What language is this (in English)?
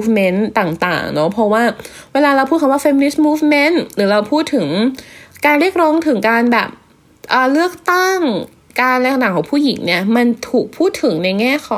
Thai